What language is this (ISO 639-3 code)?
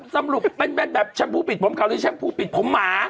tha